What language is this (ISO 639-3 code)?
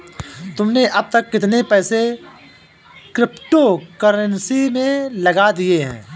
hin